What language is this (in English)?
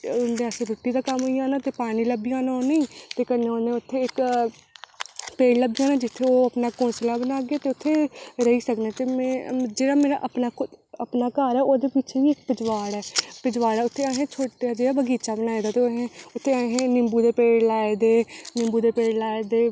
Dogri